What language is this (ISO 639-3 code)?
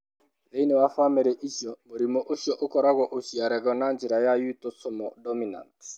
kik